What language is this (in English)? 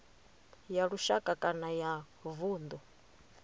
Venda